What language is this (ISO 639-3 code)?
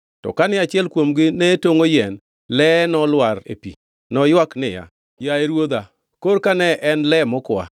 luo